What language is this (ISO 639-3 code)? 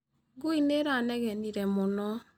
kik